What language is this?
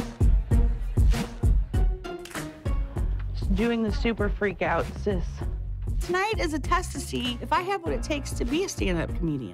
English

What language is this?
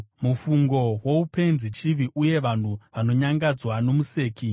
Shona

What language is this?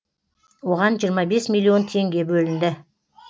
Kazakh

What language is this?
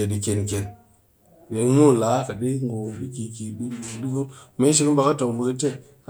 Cakfem-Mushere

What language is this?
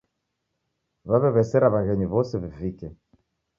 Taita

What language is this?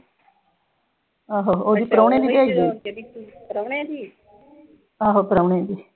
Punjabi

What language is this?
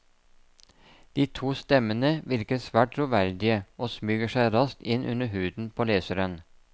Norwegian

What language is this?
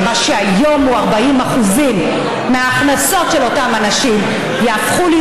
Hebrew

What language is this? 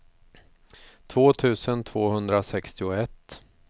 Swedish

